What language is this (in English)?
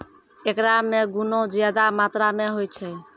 Maithili